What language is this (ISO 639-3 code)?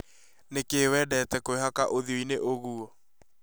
kik